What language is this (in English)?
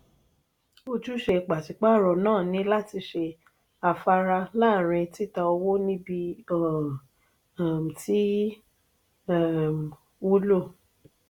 Yoruba